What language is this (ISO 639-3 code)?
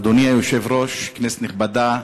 heb